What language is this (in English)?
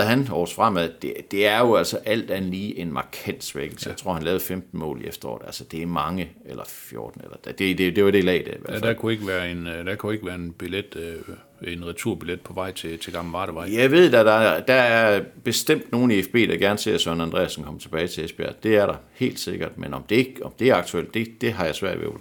Danish